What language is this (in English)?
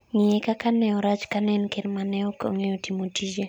Luo (Kenya and Tanzania)